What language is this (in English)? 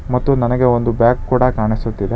Kannada